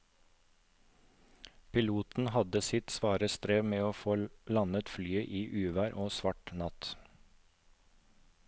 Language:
Norwegian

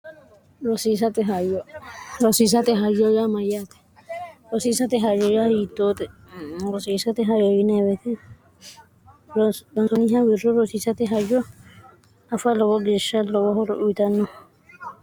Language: Sidamo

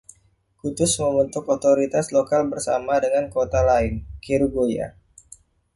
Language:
Indonesian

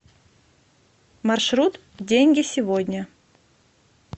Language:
Russian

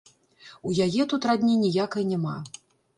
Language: Belarusian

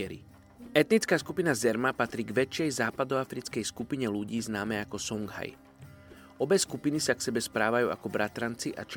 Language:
Slovak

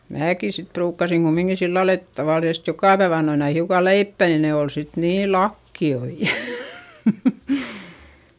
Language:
Finnish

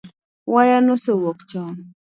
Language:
Luo (Kenya and Tanzania)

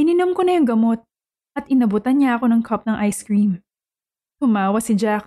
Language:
Filipino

